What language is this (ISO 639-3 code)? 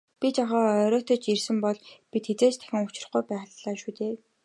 mon